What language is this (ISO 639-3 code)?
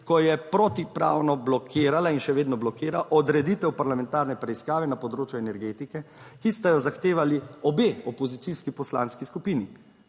slv